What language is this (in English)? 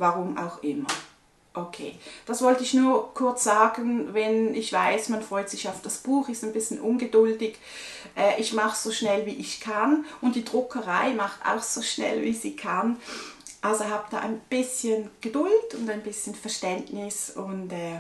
German